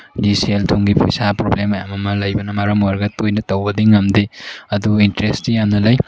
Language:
Manipuri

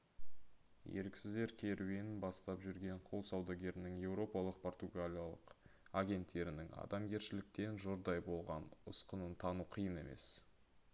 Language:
Kazakh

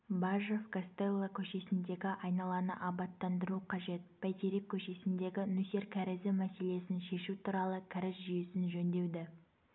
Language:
Kazakh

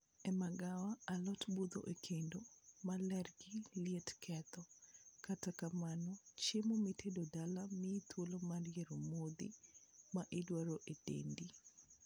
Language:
Luo (Kenya and Tanzania)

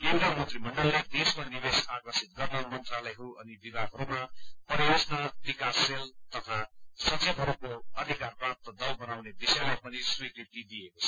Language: Nepali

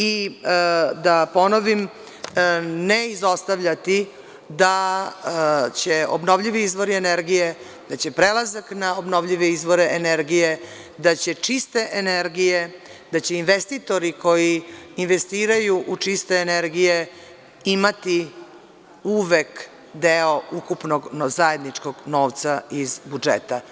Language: Serbian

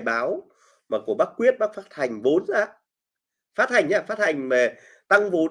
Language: Vietnamese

